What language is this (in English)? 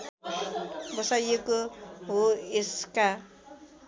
Nepali